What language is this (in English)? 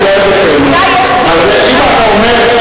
Hebrew